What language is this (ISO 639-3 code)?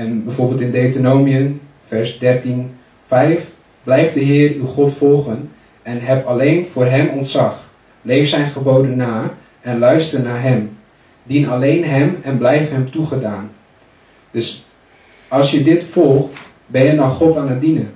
nld